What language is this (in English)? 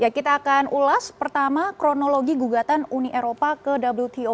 Indonesian